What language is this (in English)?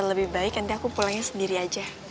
Indonesian